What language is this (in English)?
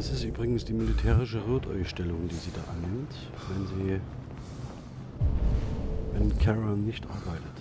German